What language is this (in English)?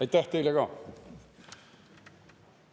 Estonian